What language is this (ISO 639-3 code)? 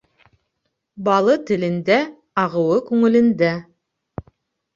bak